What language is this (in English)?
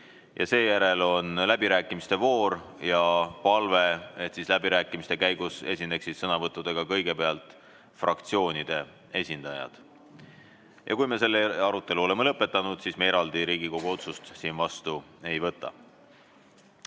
Estonian